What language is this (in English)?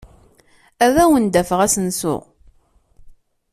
Kabyle